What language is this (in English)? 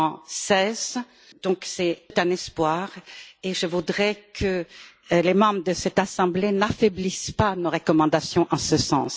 French